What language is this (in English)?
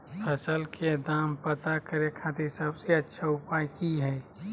Magahi